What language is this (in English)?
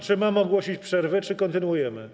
Polish